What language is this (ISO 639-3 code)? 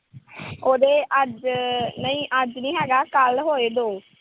pan